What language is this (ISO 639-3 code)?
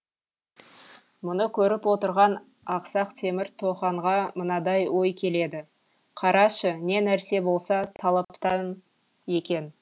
kaz